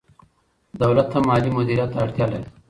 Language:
Pashto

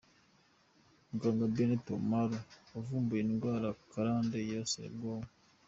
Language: Kinyarwanda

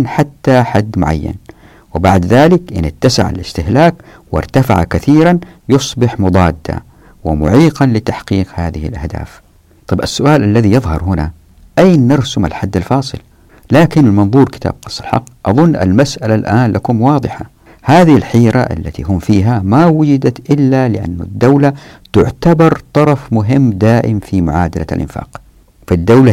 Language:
Arabic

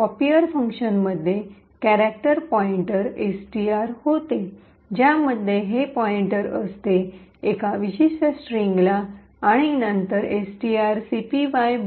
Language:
Marathi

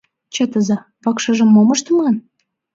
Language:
Mari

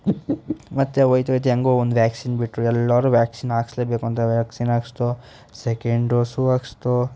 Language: Kannada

